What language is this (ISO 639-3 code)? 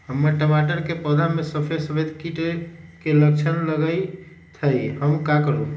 mag